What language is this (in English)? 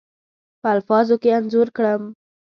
Pashto